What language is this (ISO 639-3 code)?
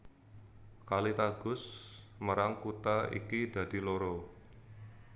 jav